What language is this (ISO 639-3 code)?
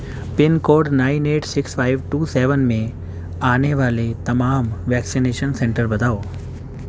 urd